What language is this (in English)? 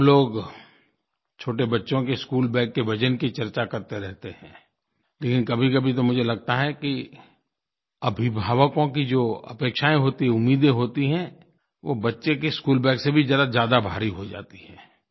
Hindi